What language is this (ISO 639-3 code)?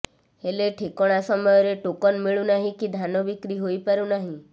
ori